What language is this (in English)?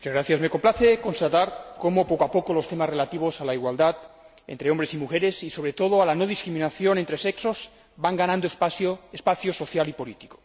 Spanish